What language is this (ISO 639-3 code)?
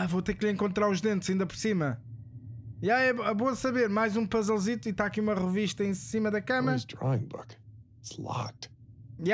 por